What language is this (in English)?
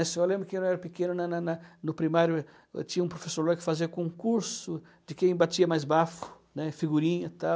Portuguese